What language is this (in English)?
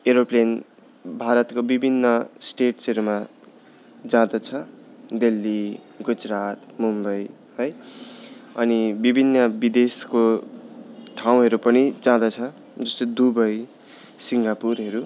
Nepali